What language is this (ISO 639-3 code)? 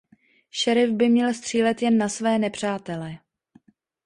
ces